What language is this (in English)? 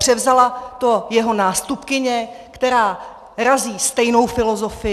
Czech